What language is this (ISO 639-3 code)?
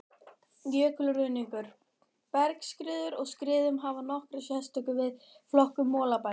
isl